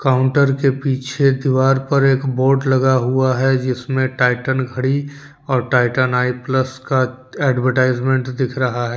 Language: Hindi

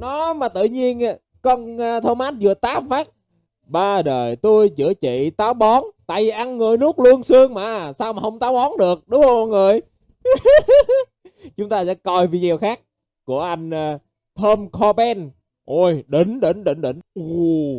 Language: Vietnamese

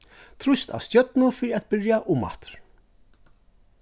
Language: Faroese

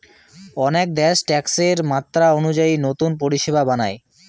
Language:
Bangla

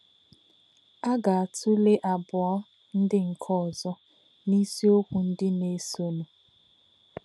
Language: Igbo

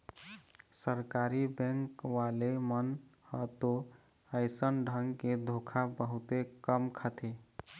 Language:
Chhattisgarhi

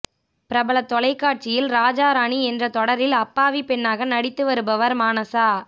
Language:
Tamil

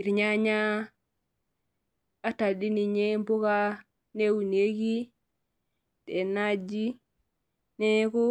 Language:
Masai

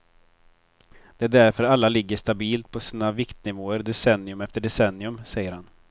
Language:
Swedish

